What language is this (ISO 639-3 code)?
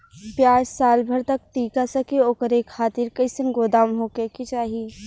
bho